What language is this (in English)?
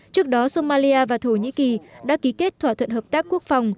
Vietnamese